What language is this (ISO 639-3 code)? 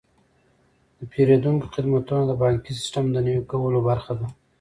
pus